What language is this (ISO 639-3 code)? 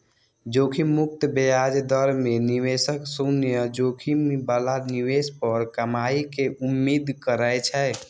mai